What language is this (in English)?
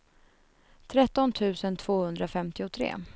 Swedish